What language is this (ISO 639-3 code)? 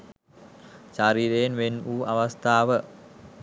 sin